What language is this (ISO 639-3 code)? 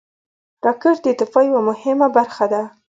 pus